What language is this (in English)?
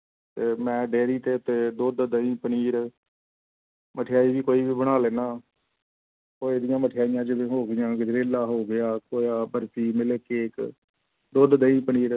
Punjabi